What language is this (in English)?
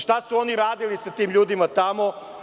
Serbian